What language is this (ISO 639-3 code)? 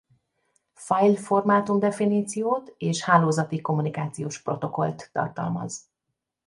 hun